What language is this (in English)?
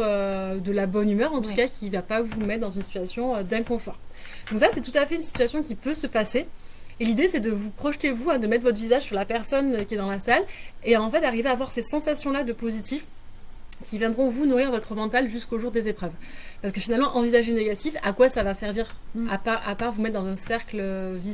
French